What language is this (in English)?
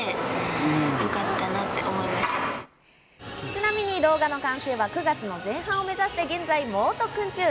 Japanese